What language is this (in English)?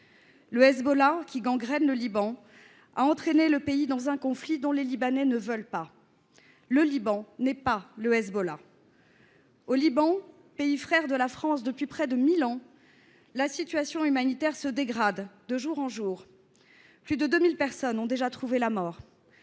French